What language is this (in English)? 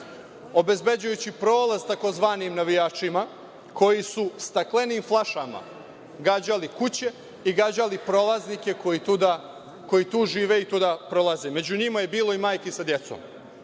Serbian